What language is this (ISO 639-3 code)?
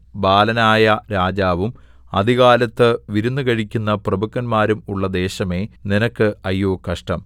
mal